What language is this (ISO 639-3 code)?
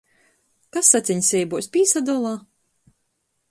ltg